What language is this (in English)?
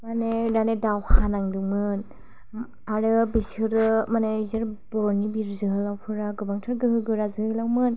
Bodo